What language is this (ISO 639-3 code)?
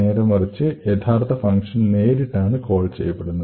mal